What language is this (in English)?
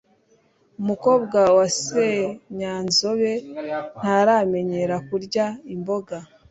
Kinyarwanda